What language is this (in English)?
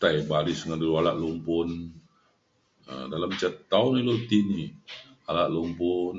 Mainstream Kenyah